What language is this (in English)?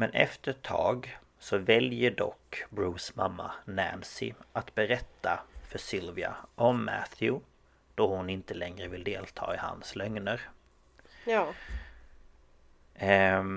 Swedish